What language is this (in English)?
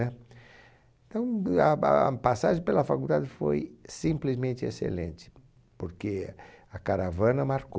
Portuguese